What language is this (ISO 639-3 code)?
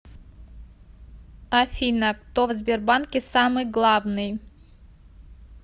rus